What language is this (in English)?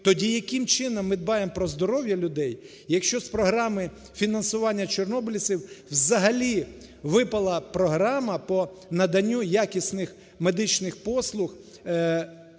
Ukrainian